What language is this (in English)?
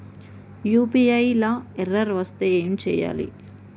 Telugu